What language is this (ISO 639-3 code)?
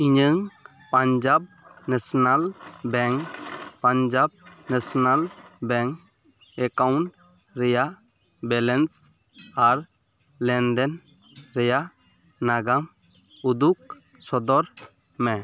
sat